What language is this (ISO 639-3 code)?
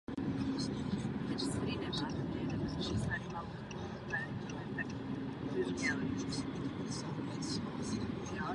ces